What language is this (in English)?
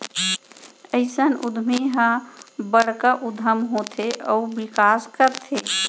Chhattisgarhi